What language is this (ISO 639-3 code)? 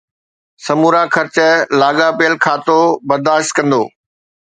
snd